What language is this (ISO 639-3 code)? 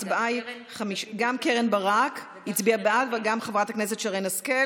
heb